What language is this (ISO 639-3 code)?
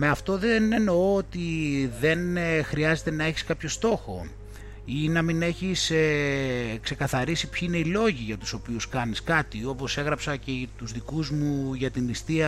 ell